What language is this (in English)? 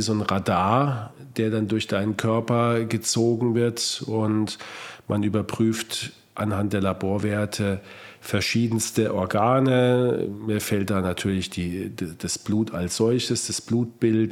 German